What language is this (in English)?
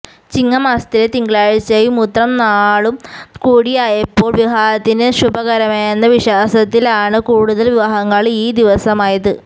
Malayalam